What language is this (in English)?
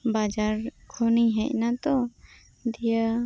Santali